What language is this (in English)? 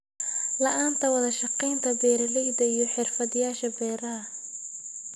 Somali